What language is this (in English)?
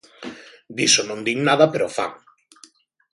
Galician